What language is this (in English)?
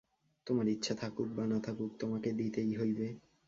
Bangla